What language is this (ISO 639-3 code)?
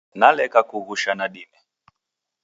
dav